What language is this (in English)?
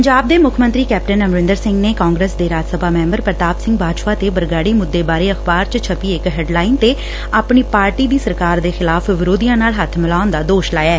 Punjabi